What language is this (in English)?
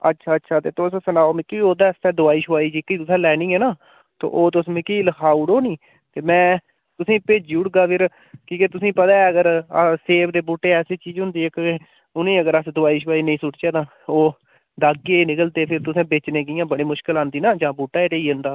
Dogri